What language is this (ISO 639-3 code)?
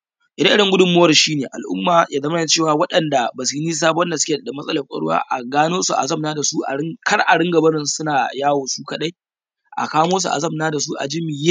hau